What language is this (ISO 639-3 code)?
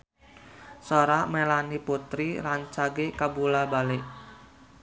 sun